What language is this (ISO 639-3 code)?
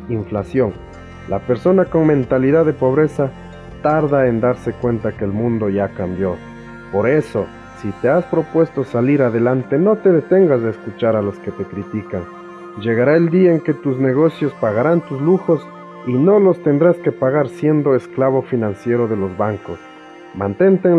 spa